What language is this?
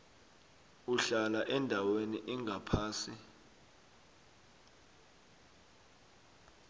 South Ndebele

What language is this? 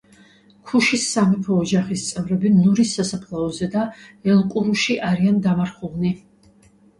Georgian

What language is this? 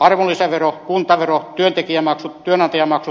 Finnish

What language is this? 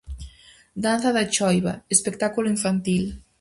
Galician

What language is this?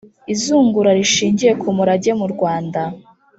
Kinyarwanda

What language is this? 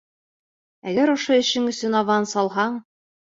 Bashkir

